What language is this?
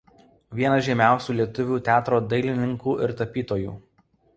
Lithuanian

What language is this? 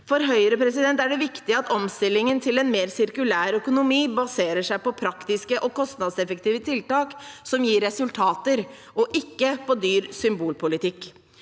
Norwegian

